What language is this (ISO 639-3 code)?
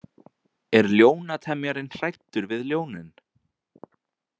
isl